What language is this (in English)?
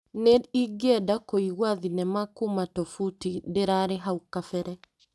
Kikuyu